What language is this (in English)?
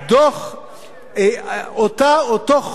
Hebrew